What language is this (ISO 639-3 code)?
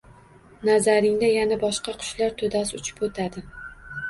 uzb